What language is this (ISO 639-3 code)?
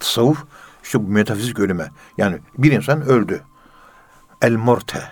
tur